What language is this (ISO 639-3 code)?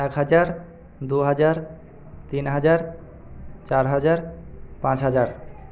ben